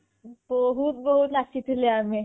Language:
Odia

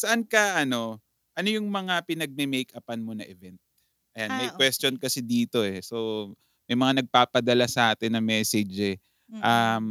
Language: Filipino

